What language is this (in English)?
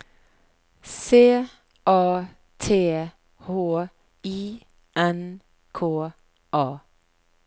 Norwegian